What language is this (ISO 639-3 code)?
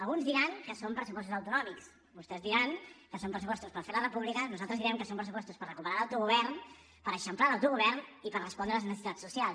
cat